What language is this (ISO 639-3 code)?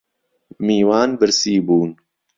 ckb